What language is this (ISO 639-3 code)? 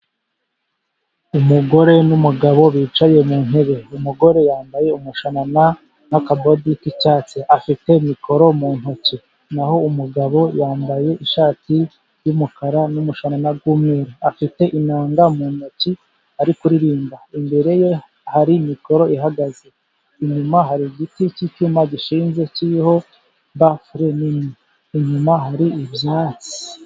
kin